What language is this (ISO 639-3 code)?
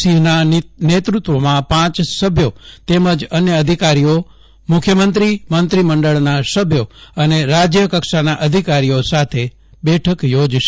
guj